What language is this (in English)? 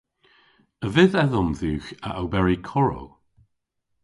Cornish